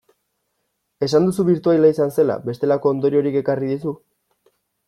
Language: Basque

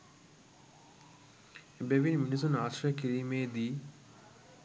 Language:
Sinhala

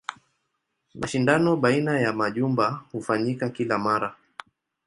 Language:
Swahili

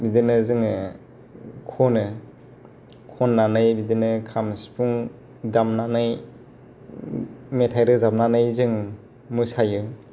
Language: Bodo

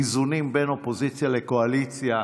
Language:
Hebrew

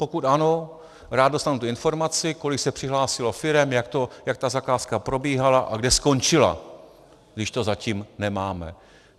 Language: Czech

